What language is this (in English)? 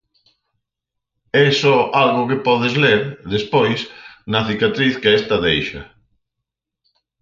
Galician